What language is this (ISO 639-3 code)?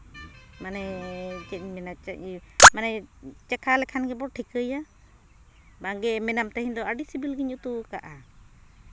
sat